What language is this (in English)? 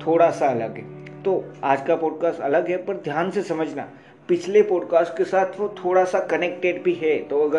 Hindi